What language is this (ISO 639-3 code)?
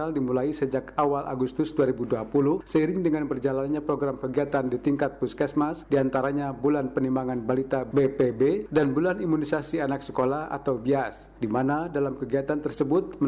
ind